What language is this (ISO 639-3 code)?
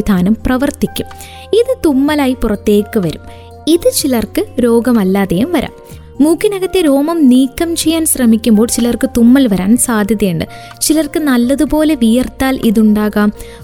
mal